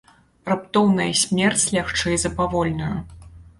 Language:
Belarusian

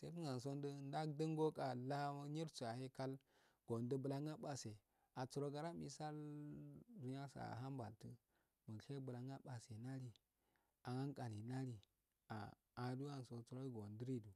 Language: Afade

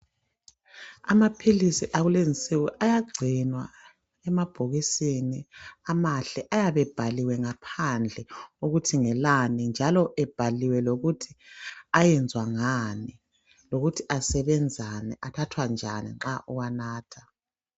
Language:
North Ndebele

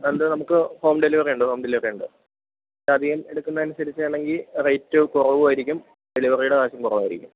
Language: Malayalam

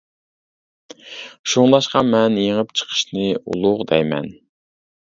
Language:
Uyghur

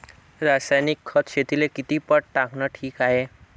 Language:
Marathi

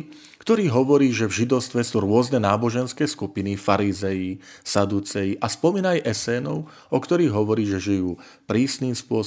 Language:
Slovak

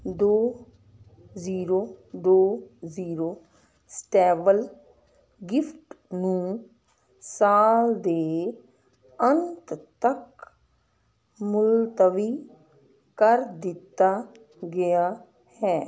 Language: Punjabi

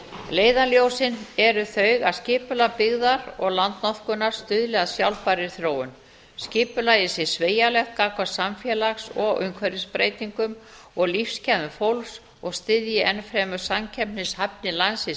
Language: Icelandic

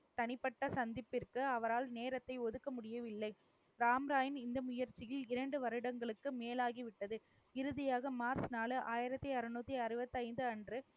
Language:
Tamil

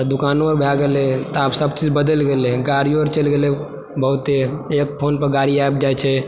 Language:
Maithili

